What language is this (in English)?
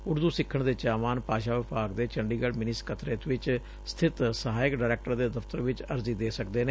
Punjabi